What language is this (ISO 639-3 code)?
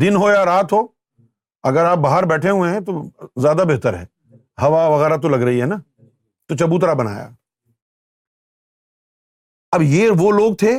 urd